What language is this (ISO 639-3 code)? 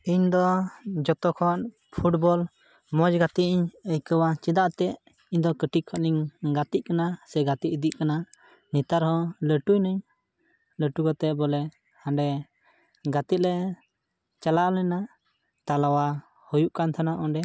sat